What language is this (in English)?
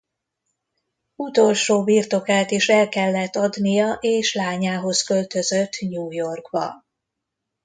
Hungarian